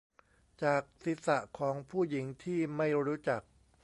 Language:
Thai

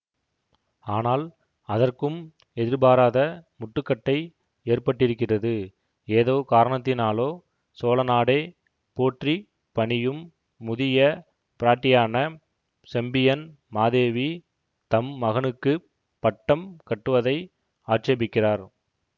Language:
Tamil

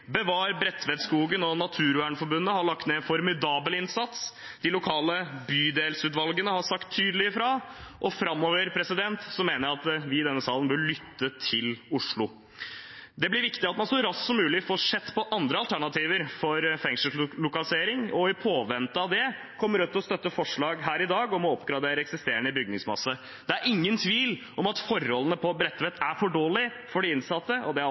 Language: Norwegian Bokmål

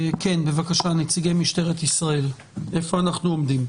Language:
Hebrew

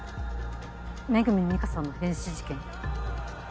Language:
Japanese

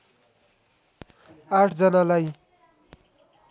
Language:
Nepali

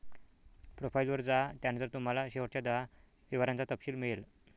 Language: Marathi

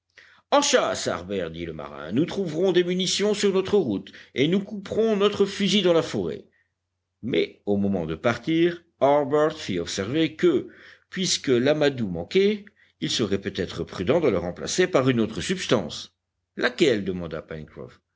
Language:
French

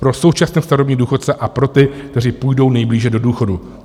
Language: Czech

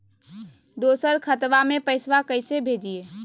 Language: Magahi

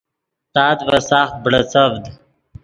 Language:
Yidgha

